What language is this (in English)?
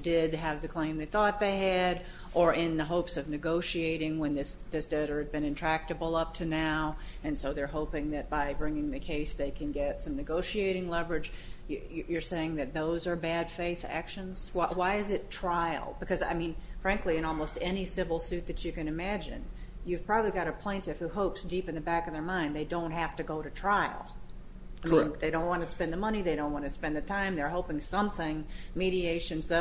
English